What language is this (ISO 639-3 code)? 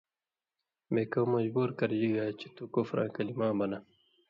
mvy